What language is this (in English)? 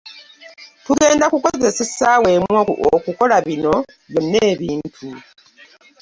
Ganda